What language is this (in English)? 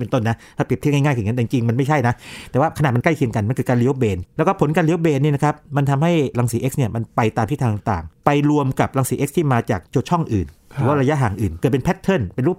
Thai